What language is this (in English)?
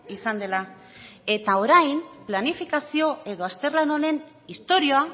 Basque